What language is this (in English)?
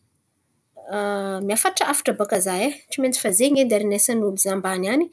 Antankarana Malagasy